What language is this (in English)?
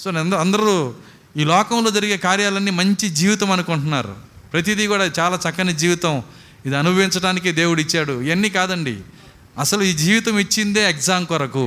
Telugu